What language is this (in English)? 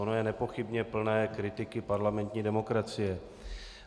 Czech